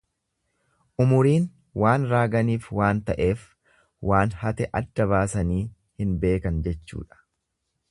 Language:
Oromo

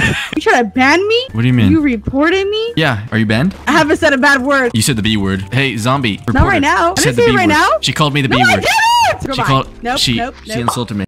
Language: English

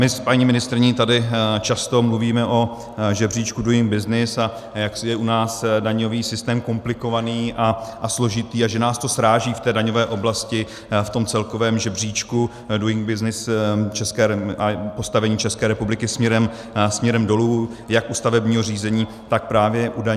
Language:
Czech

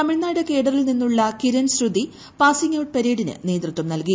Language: Malayalam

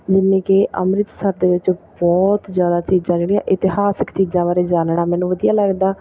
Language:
Punjabi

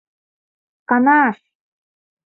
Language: Mari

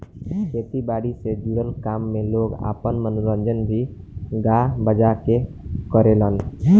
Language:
Bhojpuri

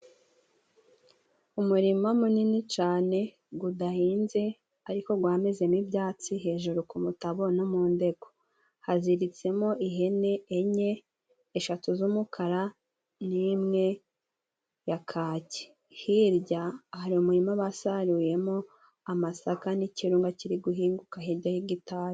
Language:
Kinyarwanda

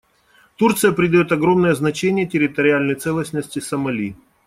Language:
Russian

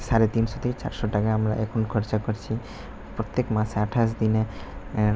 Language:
Bangla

